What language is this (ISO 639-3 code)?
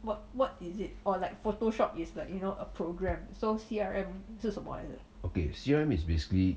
eng